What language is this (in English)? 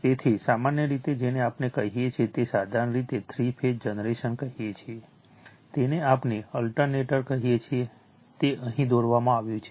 Gujarati